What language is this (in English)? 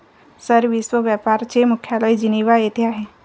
Marathi